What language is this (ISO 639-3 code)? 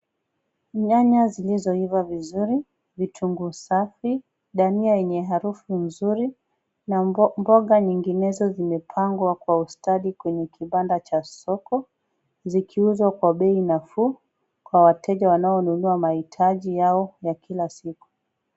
swa